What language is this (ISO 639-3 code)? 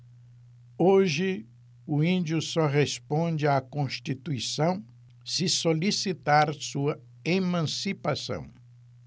por